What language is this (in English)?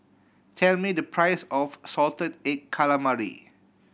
English